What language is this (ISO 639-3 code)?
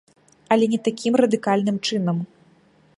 bel